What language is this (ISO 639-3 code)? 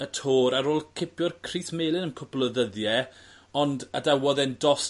cym